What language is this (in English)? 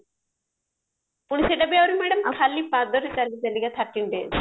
Odia